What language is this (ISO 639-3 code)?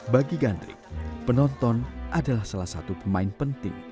ind